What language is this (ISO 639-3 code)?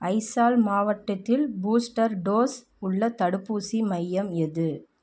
tam